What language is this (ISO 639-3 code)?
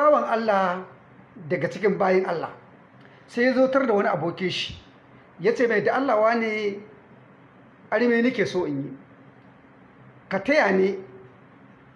hau